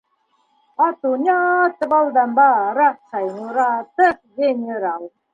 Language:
Bashkir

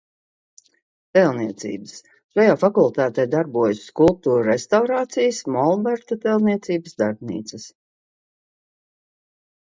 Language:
Latvian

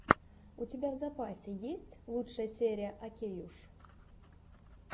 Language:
Russian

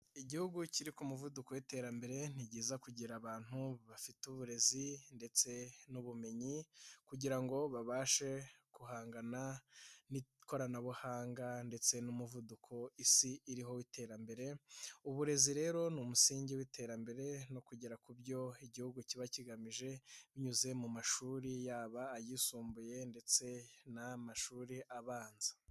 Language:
Kinyarwanda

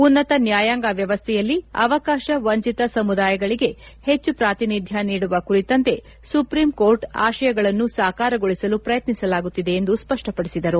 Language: Kannada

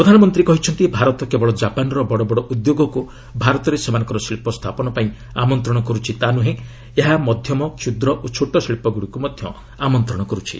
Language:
Odia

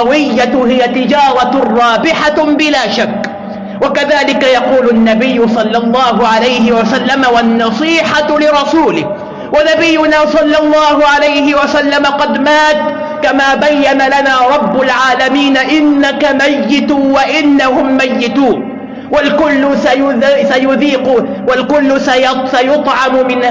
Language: Arabic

